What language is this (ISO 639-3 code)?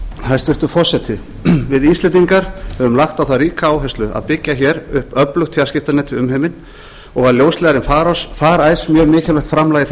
isl